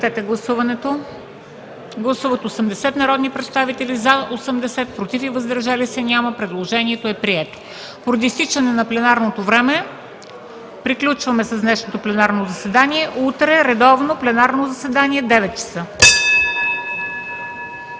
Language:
Bulgarian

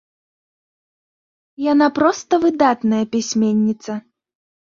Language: Belarusian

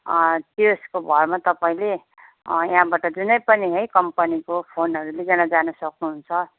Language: Nepali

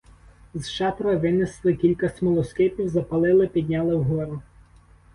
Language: Ukrainian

